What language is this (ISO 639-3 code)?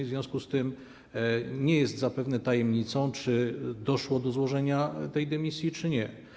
pol